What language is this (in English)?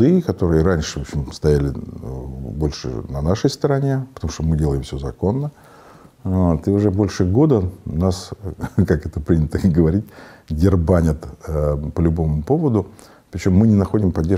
Russian